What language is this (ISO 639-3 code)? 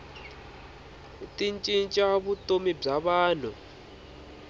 tso